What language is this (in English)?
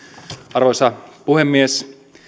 Finnish